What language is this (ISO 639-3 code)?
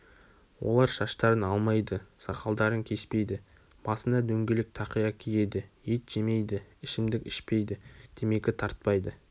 kaz